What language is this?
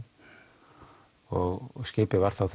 Icelandic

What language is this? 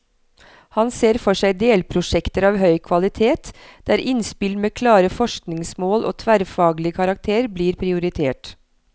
Norwegian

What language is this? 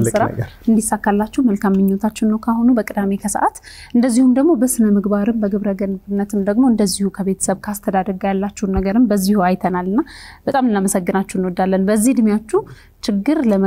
Arabic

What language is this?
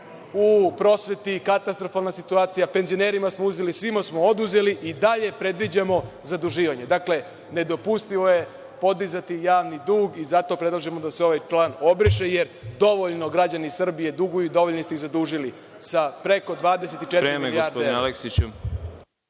Serbian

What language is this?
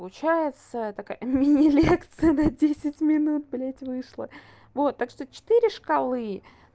Russian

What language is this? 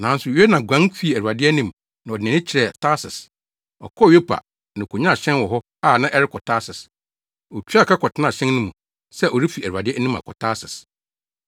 Akan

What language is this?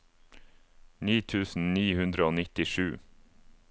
Norwegian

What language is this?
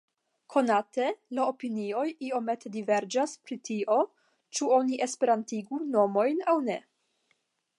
Esperanto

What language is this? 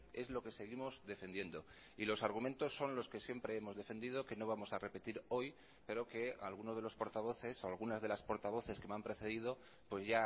Spanish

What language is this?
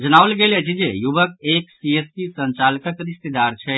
Maithili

